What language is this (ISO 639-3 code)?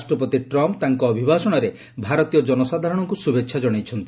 ori